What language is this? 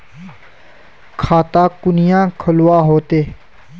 Magahi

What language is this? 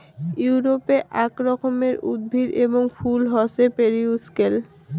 Bangla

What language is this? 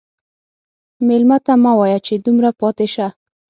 Pashto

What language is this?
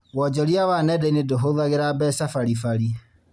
Kikuyu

